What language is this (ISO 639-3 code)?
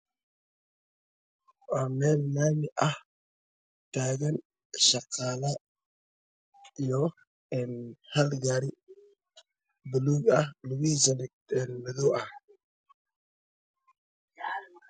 som